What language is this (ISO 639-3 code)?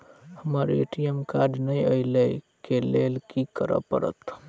mai